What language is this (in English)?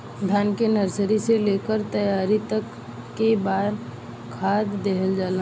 Bhojpuri